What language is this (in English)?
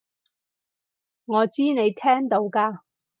Cantonese